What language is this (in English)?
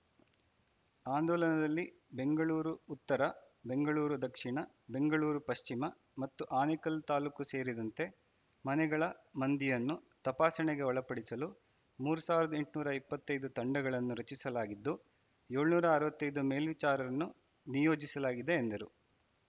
Kannada